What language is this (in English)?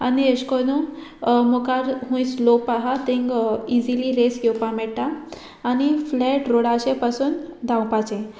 Konkani